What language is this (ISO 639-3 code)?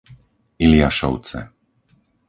slk